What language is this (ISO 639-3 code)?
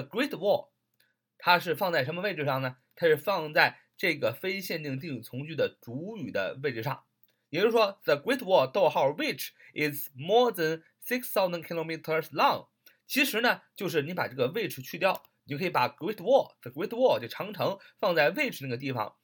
zho